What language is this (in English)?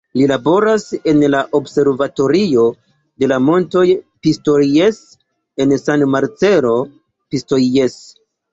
Esperanto